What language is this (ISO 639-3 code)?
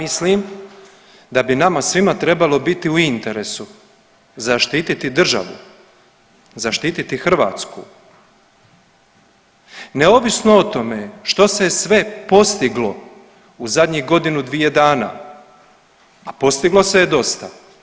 hrv